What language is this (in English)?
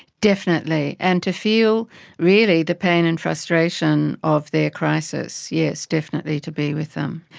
English